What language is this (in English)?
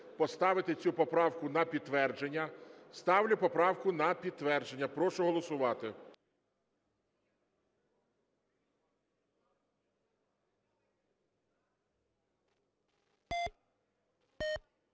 Ukrainian